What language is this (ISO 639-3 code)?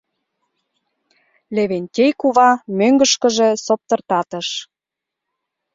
chm